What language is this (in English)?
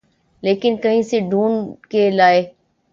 Urdu